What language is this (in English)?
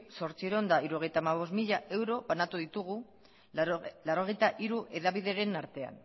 Basque